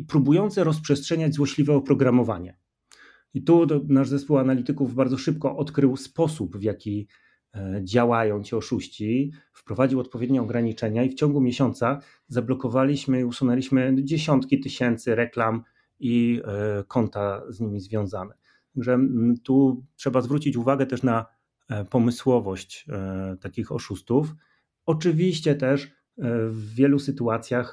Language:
Polish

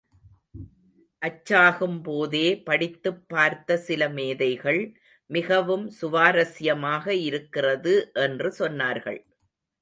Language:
Tamil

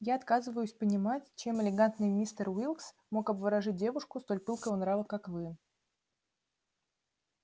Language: Russian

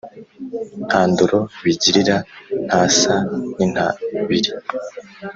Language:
Kinyarwanda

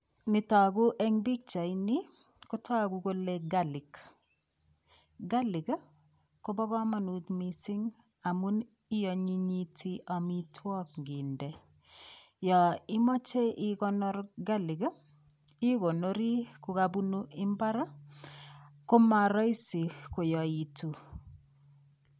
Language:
Kalenjin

